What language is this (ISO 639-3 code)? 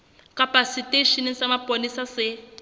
sot